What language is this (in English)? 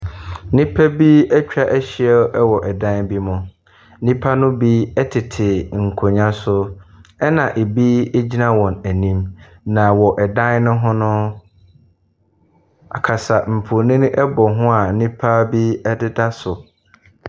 Akan